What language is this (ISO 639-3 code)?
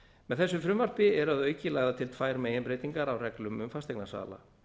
isl